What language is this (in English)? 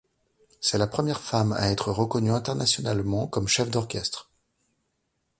French